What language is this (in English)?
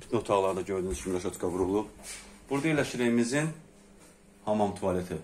Turkish